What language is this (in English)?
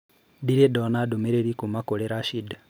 Kikuyu